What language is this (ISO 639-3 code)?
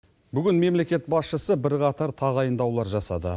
kaz